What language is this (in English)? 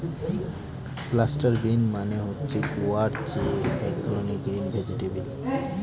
Bangla